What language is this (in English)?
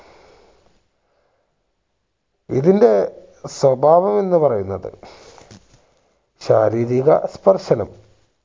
Malayalam